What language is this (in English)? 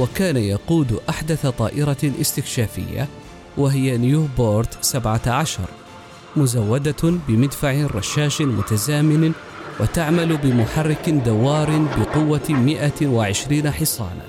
Arabic